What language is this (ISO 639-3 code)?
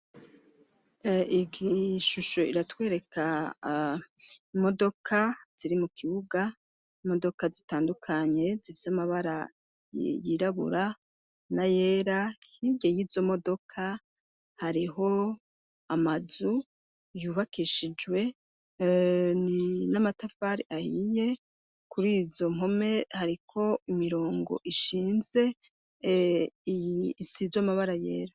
run